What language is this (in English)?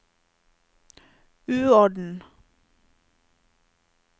Norwegian